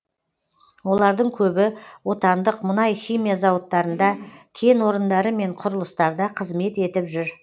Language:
Kazakh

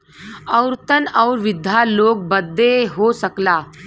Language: Bhojpuri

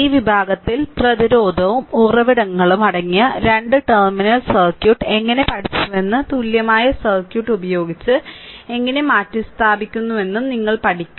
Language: Malayalam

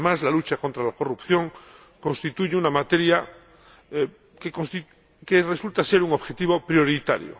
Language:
Spanish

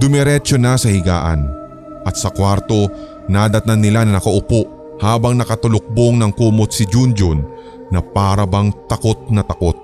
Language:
Filipino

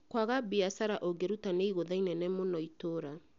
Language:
Kikuyu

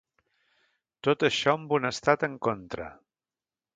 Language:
Catalan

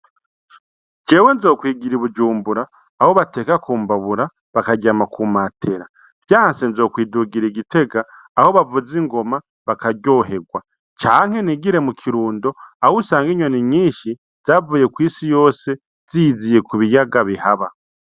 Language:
Rundi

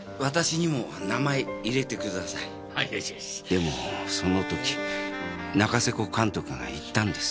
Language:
Japanese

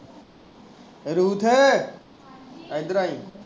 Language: Punjabi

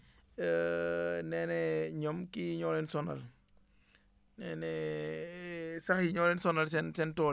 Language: Wolof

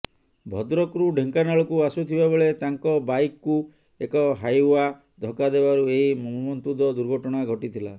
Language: Odia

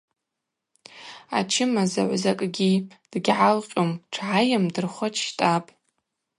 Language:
Abaza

